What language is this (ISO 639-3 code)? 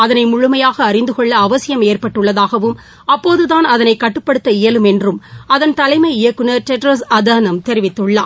tam